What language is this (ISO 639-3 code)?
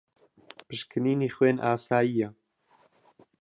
ckb